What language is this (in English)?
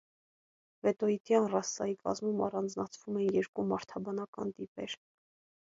Armenian